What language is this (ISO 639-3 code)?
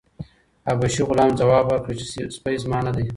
pus